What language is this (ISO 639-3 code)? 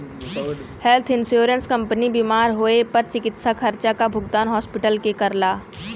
bho